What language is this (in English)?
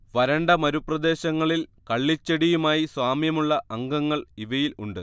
Malayalam